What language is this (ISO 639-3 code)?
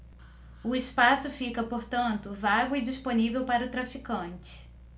por